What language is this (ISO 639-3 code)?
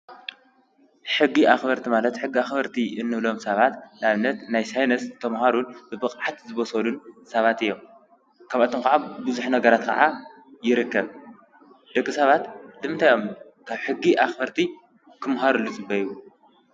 tir